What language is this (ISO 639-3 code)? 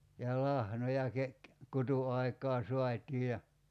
fin